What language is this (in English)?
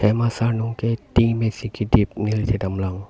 Karbi